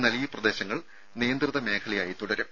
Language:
Malayalam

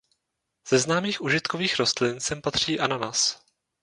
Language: Czech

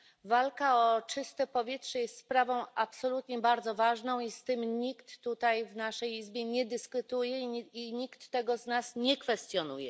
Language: Polish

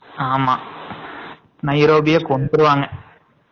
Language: Tamil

